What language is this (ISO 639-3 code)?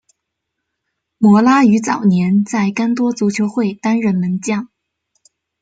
zho